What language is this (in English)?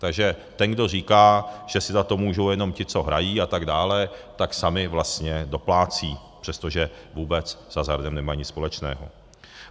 Czech